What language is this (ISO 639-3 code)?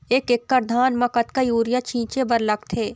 hne